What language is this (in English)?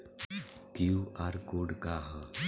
Bhojpuri